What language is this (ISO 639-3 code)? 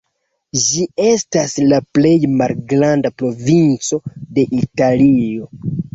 epo